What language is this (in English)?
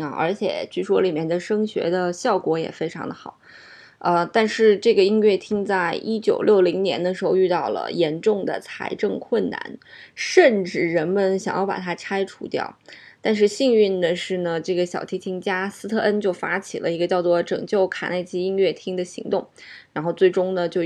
Chinese